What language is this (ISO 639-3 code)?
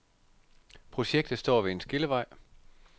dan